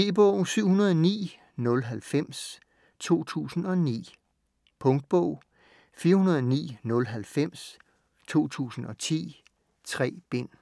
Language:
Danish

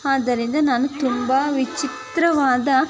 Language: Kannada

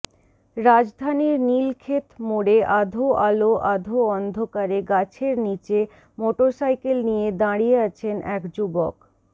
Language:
Bangla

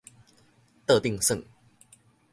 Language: Min Nan Chinese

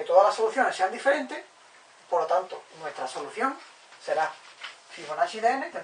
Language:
Spanish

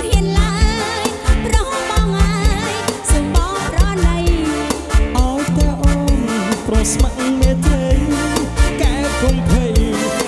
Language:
Thai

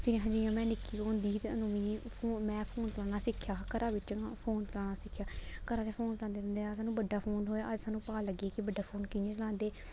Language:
Dogri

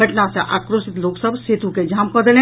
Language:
Maithili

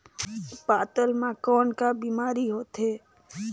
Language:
Chhattisgarhi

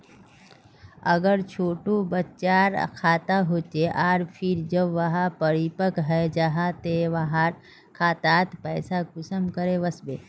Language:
Magahi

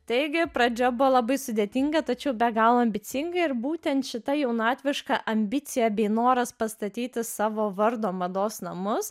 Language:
Lithuanian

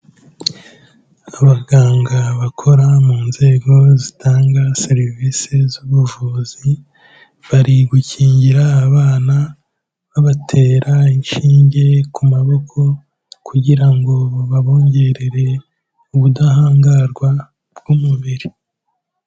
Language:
Kinyarwanda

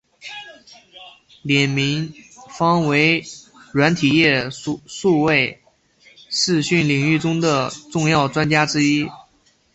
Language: Chinese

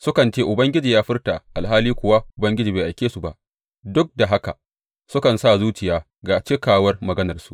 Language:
Hausa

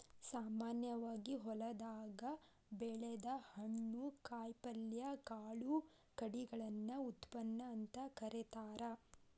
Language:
Kannada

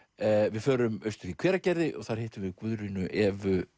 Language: Icelandic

